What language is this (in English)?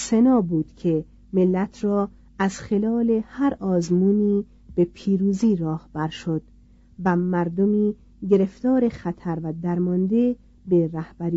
Persian